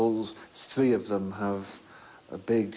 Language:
Icelandic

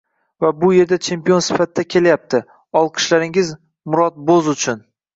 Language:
Uzbek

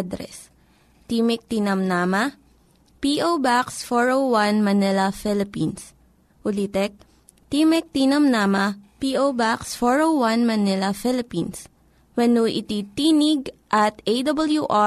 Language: Filipino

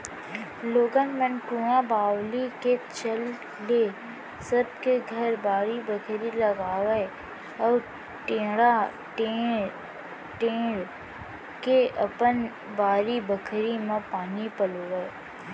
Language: Chhattisgarhi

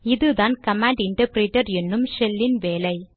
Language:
Tamil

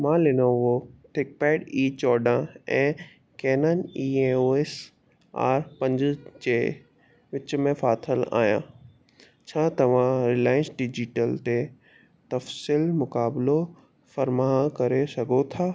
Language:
Sindhi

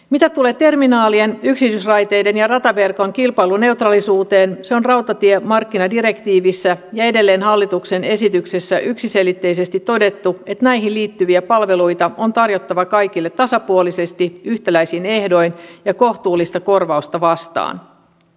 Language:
Finnish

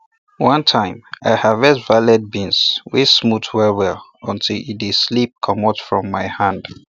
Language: Nigerian Pidgin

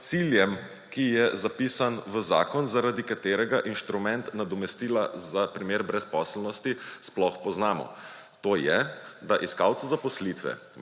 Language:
Slovenian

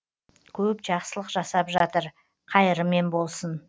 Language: Kazakh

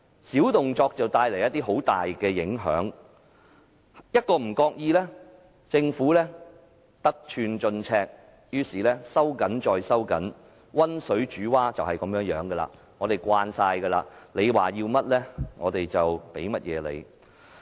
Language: Cantonese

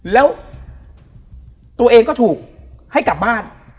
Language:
Thai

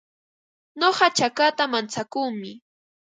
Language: Ambo-Pasco Quechua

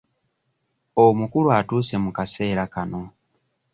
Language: Ganda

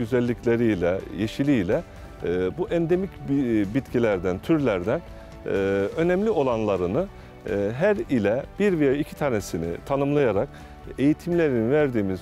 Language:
Turkish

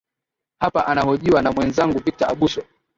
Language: Swahili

